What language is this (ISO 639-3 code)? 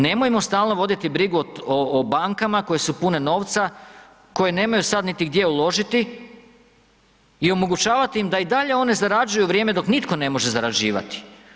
hrv